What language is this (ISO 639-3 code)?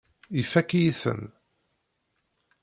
kab